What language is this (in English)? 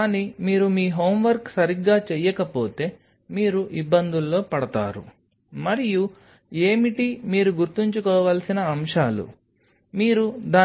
Telugu